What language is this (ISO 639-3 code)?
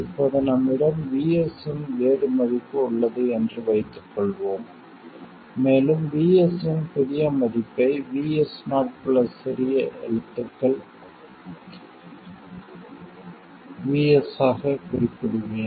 tam